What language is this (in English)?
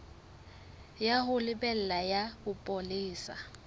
Southern Sotho